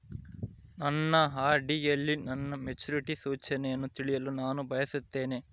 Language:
Kannada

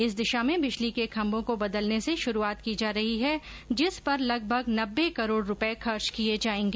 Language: Hindi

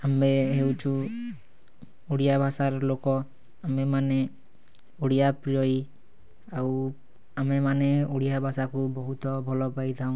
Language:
Odia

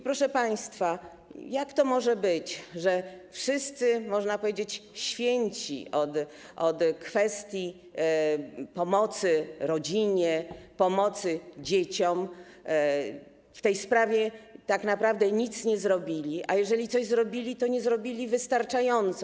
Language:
Polish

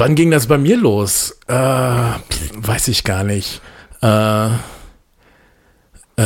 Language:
German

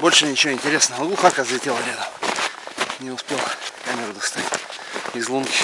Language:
Russian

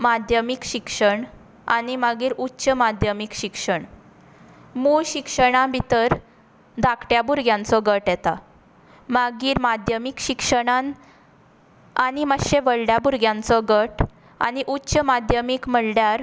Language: Konkani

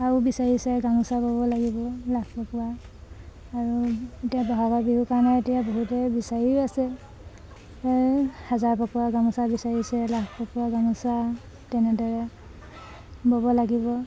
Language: Assamese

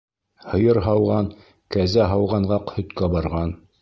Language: Bashkir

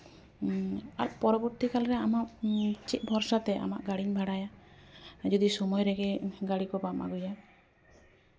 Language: Santali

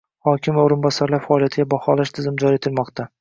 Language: Uzbek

